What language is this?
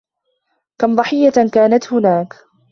Arabic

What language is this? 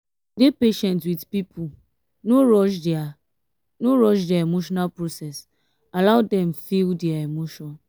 Nigerian Pidgin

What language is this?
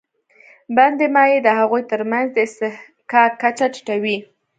Pashto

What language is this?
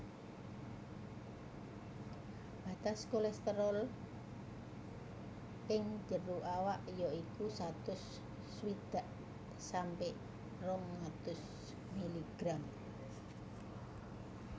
Javanese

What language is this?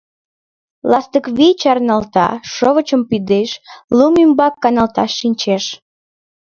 Mari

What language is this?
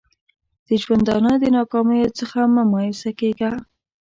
Pashto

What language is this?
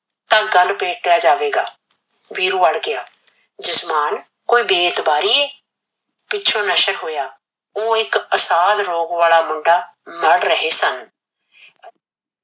Punjabi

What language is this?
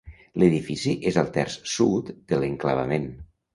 Catalan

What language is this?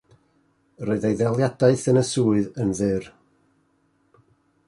Welsh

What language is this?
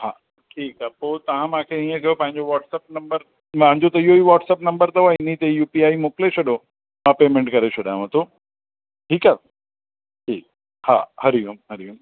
Sindhi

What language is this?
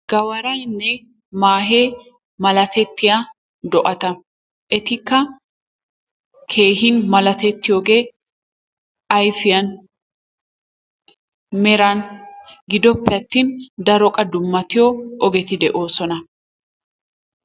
Wolaytta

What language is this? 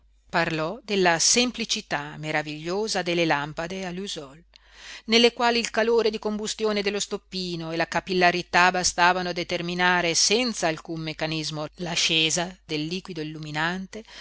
Italian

